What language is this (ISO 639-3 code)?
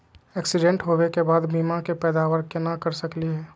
mag